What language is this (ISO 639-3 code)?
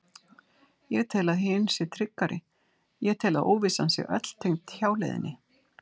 isl